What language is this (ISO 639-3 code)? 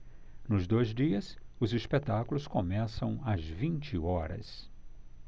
por